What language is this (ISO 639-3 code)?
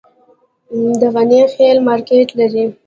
pus